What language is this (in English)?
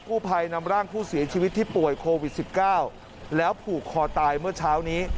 Thai